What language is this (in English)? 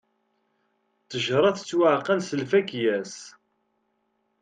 Kabyle